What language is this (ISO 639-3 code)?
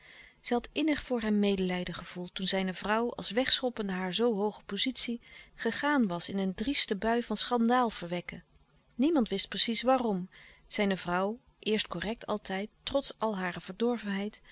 nld